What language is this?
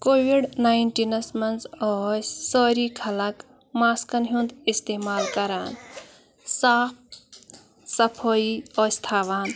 Kashmiri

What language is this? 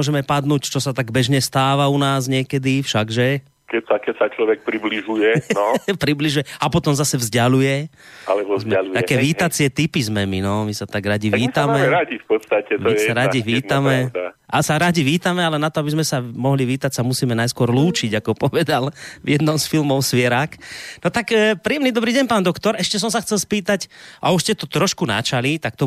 Slovak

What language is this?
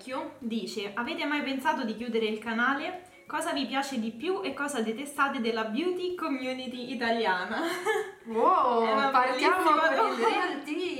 Italian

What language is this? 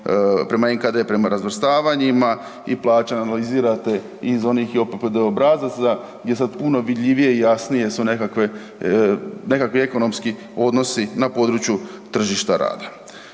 Croatian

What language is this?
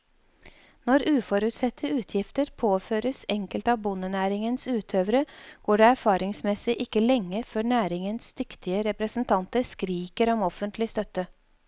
Norwegian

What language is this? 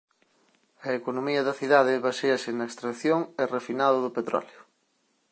Galician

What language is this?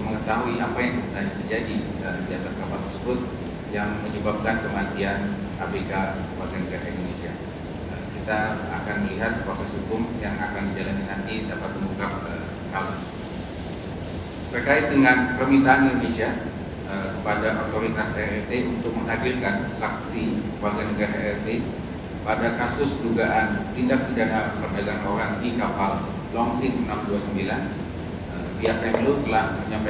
Indonesian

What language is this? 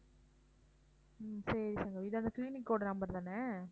Tamil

